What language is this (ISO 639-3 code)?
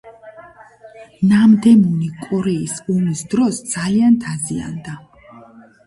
kat